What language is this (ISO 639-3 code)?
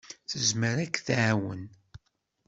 kab